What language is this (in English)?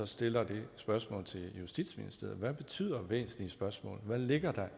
Danish